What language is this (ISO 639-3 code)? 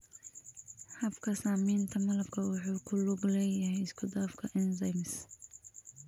som